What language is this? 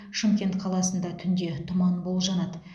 Kazakh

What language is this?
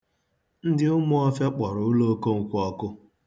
Igbo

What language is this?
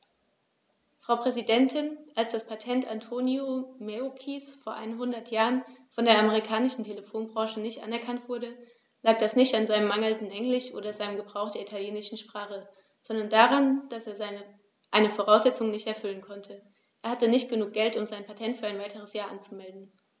German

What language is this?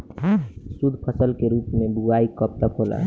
Bhojpuri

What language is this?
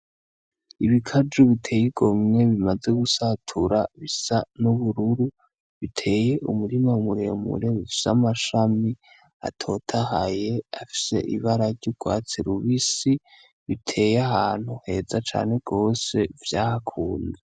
Rundi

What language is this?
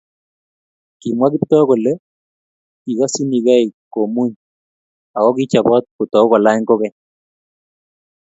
Kalenjin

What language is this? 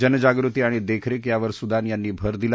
Marathi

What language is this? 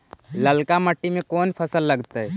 Magahi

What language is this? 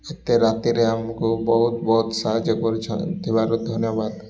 Odia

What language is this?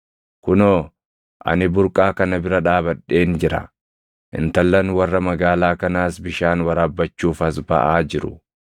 Oromo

